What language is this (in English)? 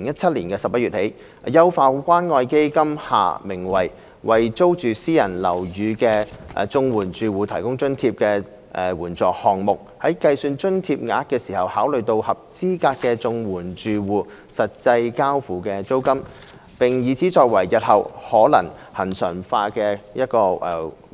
Cantonese